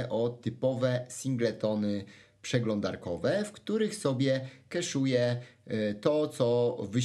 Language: Polish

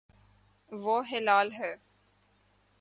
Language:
Urdu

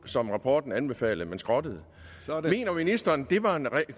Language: Danish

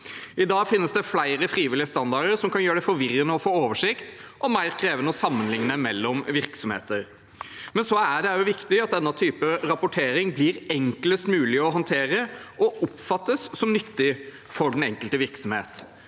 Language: Norwegian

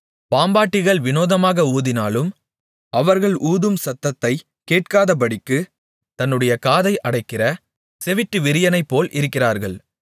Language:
Tamil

